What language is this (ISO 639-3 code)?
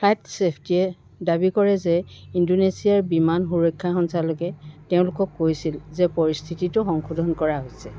asm